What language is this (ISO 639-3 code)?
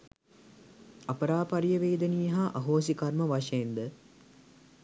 sin